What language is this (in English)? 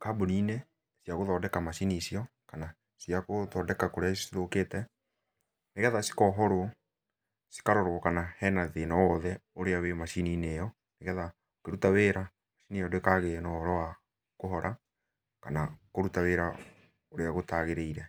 Kikuyu